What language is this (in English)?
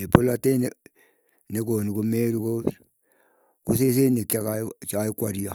Keiyo